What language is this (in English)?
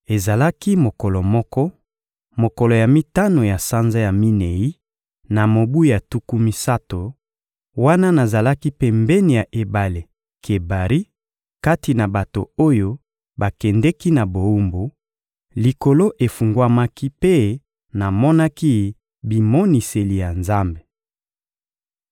Lingala